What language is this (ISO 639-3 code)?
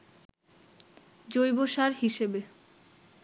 ben